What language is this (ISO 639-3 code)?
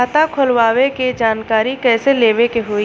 bho